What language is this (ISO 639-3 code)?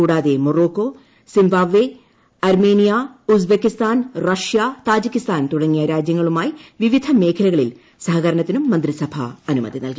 mal